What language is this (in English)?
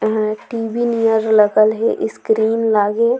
Surgujia